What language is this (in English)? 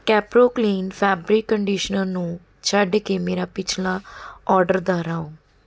Punjabi